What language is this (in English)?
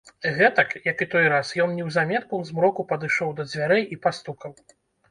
Belarusian